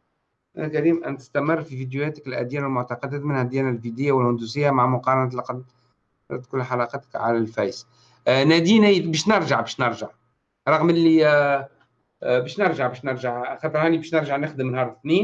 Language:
Arabic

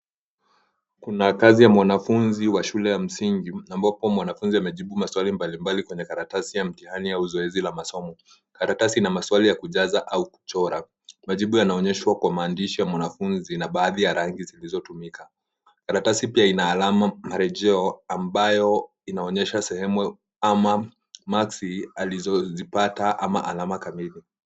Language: Swahili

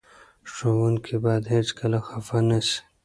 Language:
Pashto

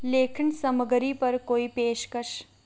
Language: Dogri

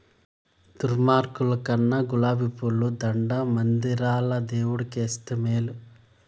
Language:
Telugu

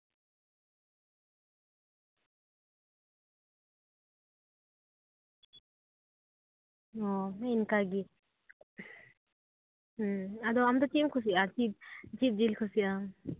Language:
Santali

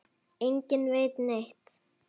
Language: Icelandic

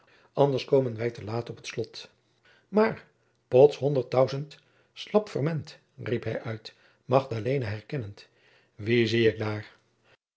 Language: Dutch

